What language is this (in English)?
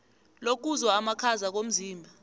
South Ndebele